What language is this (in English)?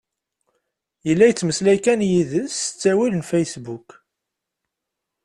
Kabyle